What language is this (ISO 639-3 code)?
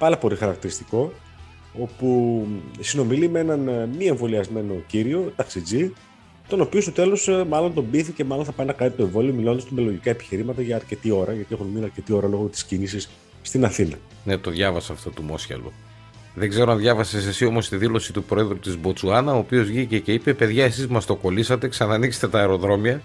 ell